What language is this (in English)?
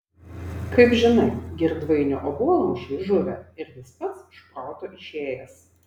Lithuanian